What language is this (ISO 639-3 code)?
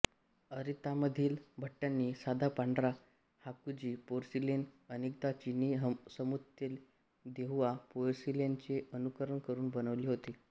mar